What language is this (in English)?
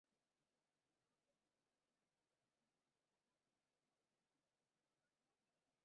Basque